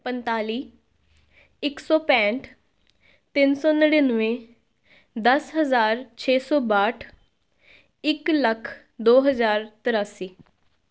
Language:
Punjabi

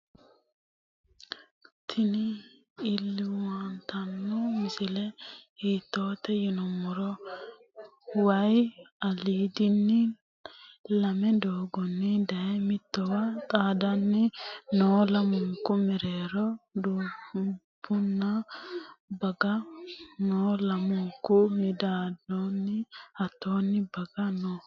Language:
Sidamo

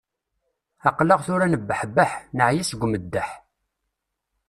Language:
Kabyle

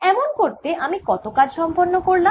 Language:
Bangla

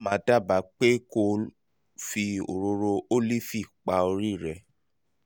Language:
Yoruba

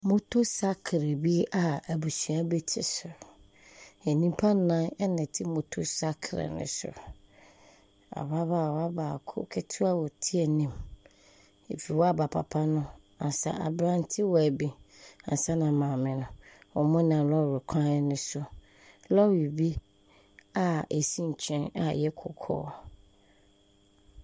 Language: Akan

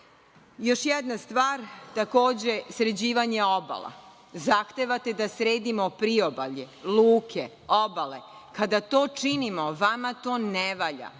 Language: Serbian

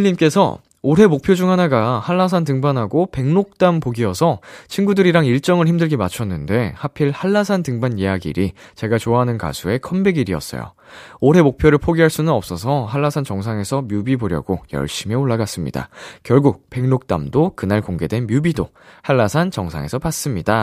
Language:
Korean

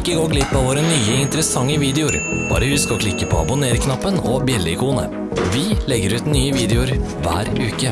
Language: Norwegian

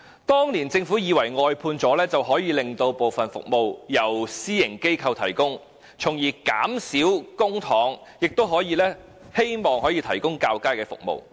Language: Cantonese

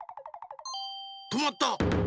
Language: Japanese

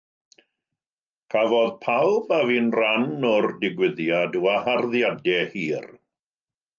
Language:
Welsh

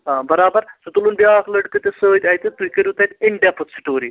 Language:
Kashmiri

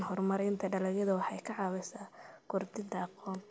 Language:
Somali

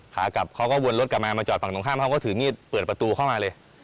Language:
Thai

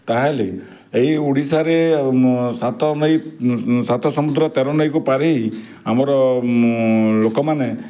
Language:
Odia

